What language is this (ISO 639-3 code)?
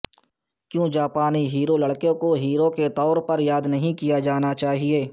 urd